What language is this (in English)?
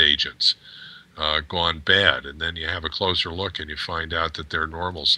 English